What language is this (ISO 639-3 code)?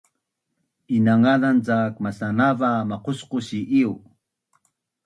bnn